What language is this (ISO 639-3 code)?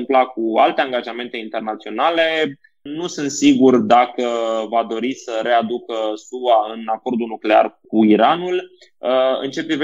ron